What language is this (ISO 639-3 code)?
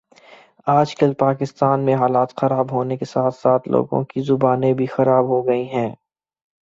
urd